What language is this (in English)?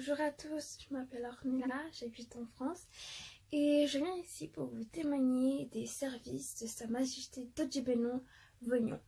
French